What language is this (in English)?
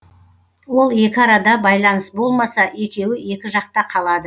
Kazakh